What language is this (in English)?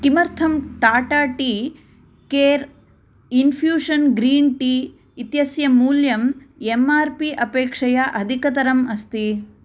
Sanskrit